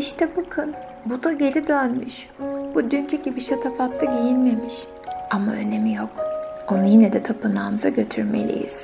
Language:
Turkish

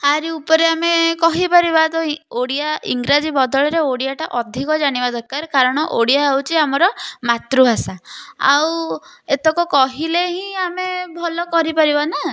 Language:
Odia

